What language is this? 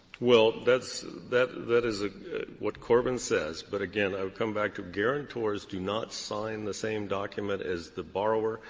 English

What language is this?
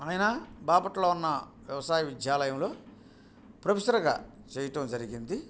Telugu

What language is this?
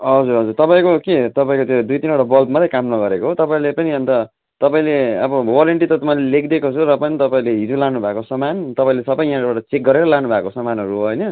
Nepali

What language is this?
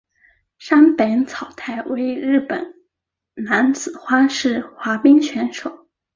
Chinese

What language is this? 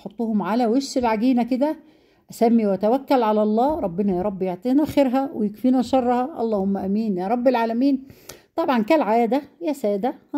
Arabic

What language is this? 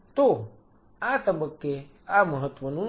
Gujarati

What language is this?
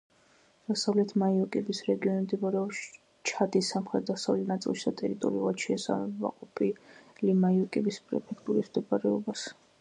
Georgian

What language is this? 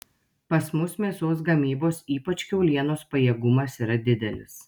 Lithuanian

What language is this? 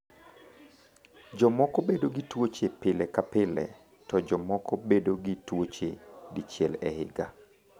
Luo (Kenya and Tanzania)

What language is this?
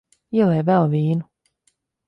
Latvian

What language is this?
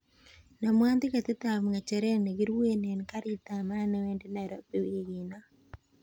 Kalenjin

